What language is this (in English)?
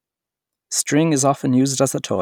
English